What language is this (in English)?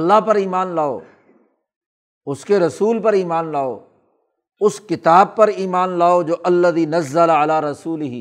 Urdu